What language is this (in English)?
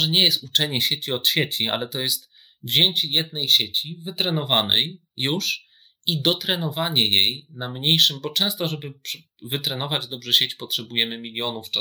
Polish